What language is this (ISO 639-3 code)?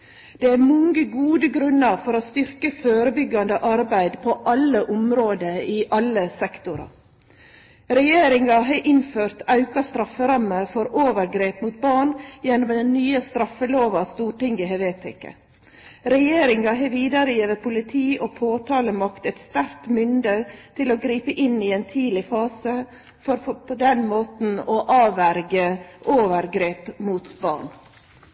nno